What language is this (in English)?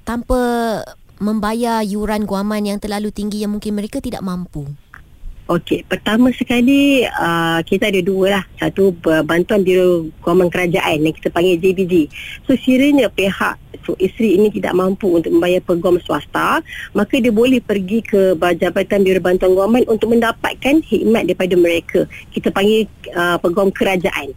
Malay